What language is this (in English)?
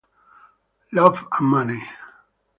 Italian